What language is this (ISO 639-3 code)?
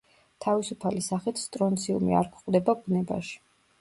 kat